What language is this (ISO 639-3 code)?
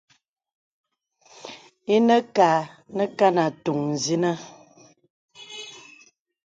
beb